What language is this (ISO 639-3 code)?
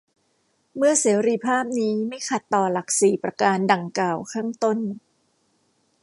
tha